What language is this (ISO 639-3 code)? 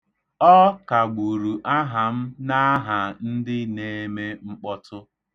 ibo